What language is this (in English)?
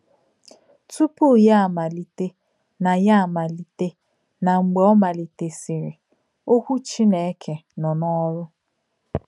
Igbo